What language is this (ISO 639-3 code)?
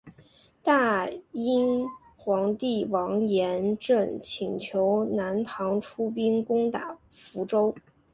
zho